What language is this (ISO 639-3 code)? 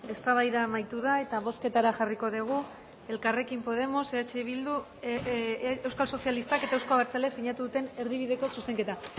eus